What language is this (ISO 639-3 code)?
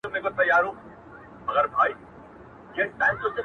pus